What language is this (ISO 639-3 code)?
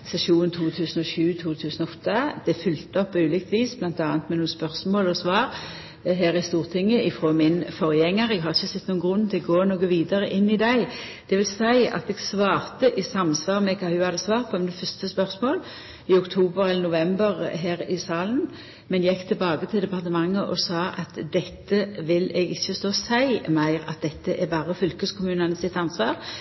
nno